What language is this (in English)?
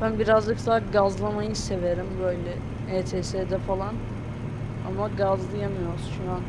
Turkish